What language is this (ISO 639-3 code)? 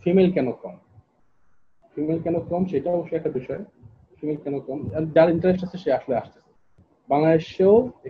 ben